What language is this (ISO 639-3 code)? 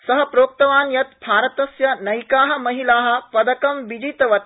san